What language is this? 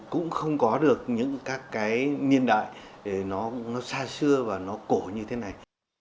Vietnamese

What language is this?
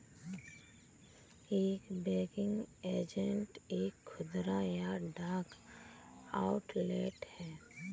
Hindi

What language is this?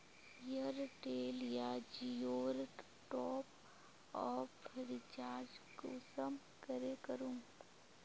Magahi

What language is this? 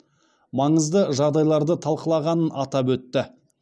Kazakh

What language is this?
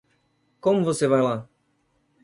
Portuguese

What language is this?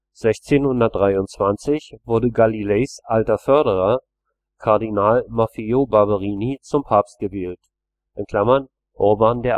German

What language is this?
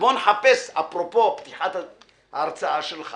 Hebrew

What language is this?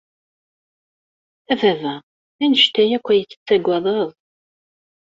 Kabyle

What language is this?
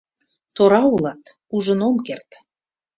Mari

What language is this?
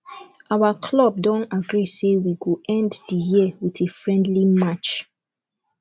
Nigerian Pidgin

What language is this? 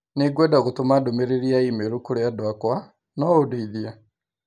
Kikuyu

